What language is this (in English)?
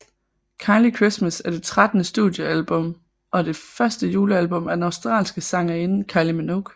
Danish